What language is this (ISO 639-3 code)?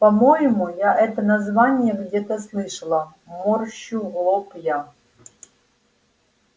rus